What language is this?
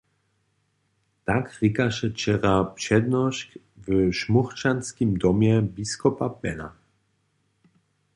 Upper Sorbian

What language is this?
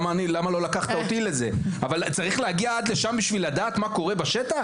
Hebrew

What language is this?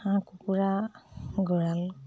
Assamese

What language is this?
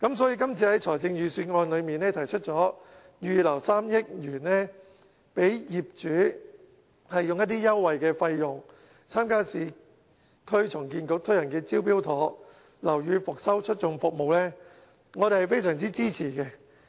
Cantonese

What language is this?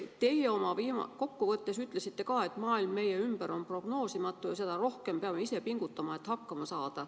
Estonian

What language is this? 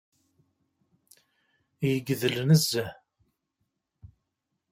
Kabyle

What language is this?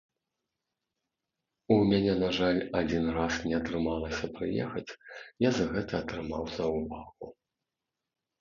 Belarusian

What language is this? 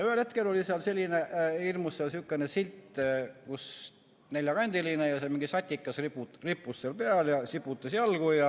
Estonian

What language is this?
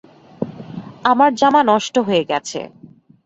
Bangla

